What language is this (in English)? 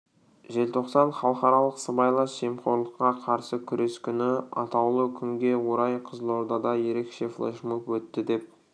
Kazakh